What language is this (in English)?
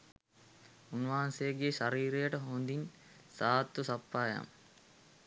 Sinhala